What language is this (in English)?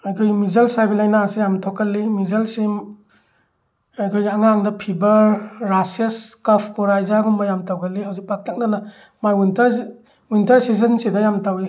Manipuri